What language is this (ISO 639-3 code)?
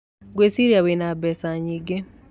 kik